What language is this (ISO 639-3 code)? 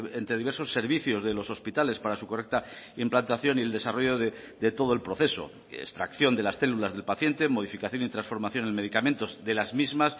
spa